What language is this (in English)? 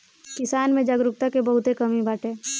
Bhojpuri